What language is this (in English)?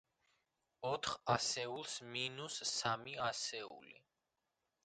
Georgian